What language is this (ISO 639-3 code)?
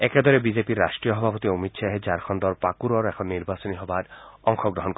asm